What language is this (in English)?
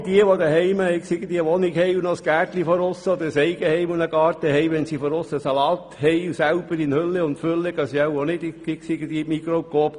Swiss German